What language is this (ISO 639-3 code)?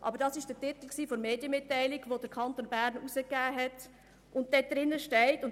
gsw